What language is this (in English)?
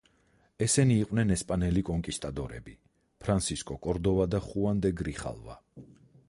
Georgian